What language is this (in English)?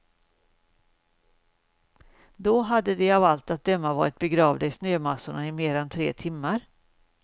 Swedish